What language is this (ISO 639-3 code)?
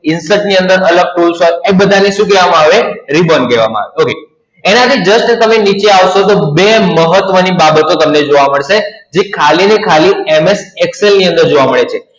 guj